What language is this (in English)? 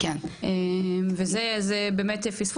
Hebrew